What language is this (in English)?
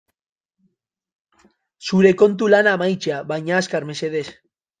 Basque